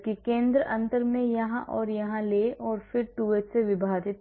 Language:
Hindi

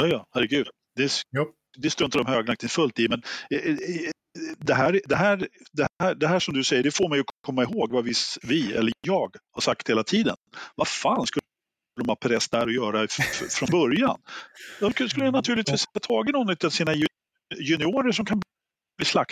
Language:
Swedish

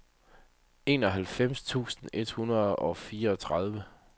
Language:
Danish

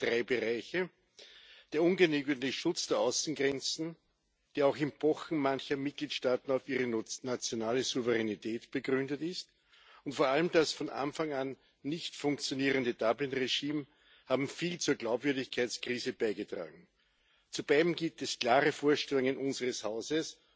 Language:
German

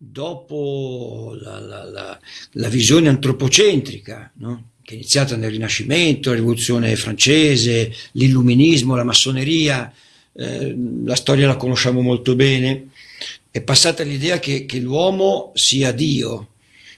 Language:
Italian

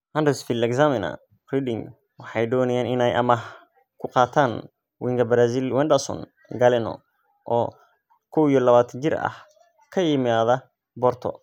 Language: Somali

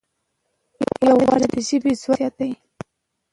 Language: Pashto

